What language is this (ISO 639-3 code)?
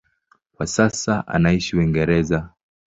swa